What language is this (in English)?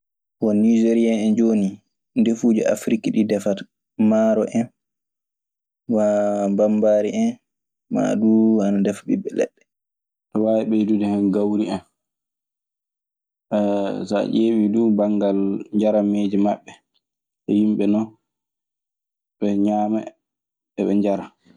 Maasina Fulfulde